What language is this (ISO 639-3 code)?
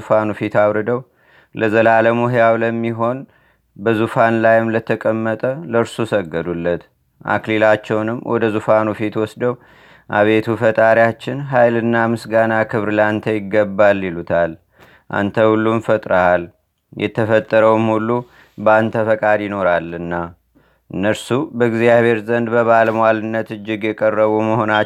amh